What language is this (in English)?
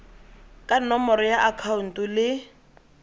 Tswana